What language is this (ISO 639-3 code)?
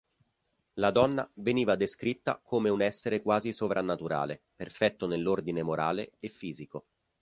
ita